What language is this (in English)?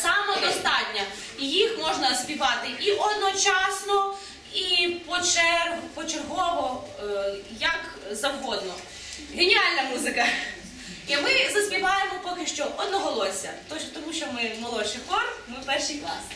Ukrainian